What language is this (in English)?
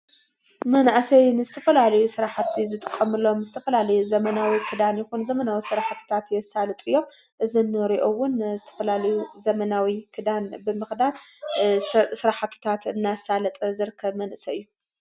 Tigrinya